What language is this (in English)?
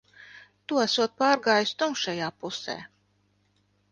Latvian